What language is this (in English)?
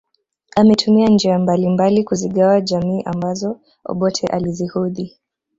Swahili